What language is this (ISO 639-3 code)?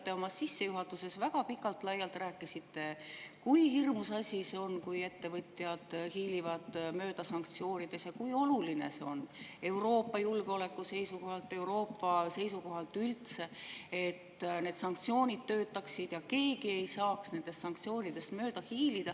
est